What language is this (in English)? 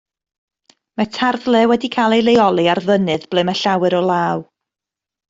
Welsh